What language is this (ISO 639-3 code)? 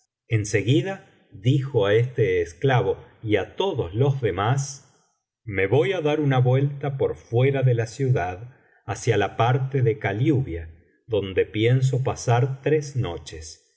spa